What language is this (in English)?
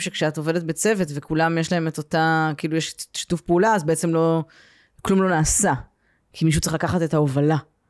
Hebrew